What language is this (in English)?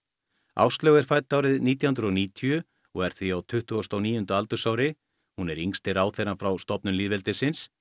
Icelandic